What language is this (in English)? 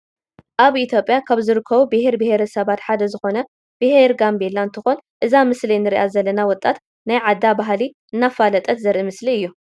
Tigrinya